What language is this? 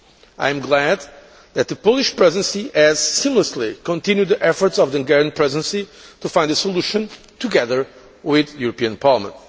English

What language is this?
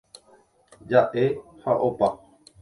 Guarani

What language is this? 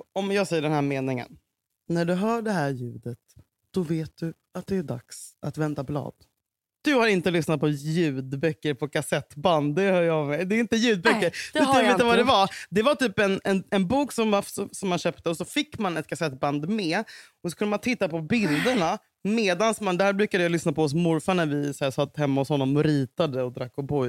Swedish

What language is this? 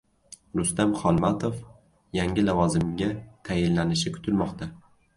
Uzbek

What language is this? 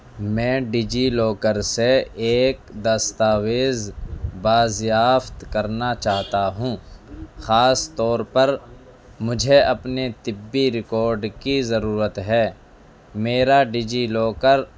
Urdu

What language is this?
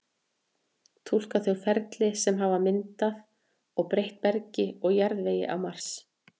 Icelandic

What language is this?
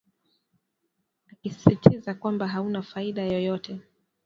Swahili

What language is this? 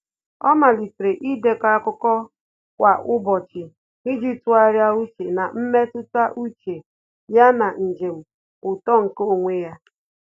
Igbo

